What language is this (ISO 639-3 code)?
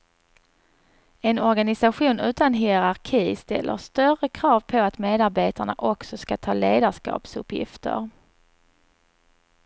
swe